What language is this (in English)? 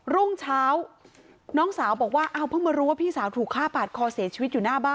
Thai